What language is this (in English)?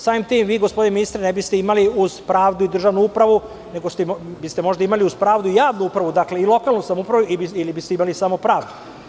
Serbian